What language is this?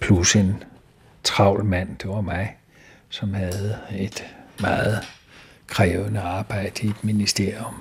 Danish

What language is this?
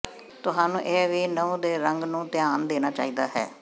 Punjabi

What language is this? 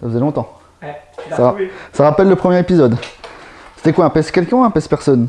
French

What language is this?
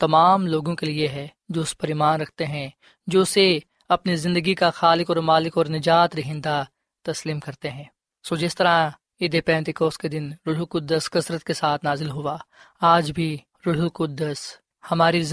Urdu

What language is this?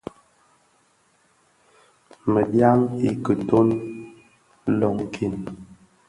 Bafia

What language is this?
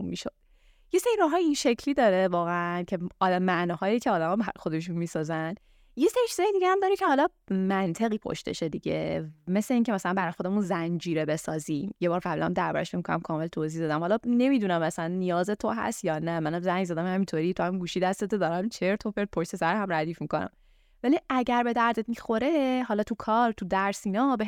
Persian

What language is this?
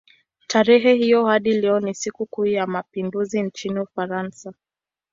Swahili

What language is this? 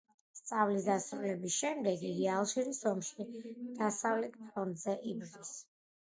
Georgian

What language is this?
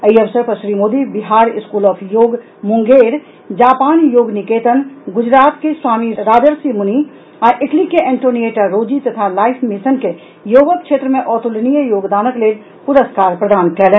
Maithili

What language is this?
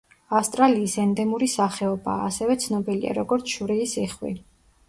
Georgian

